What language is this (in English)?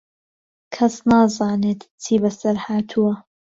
Central Kurdish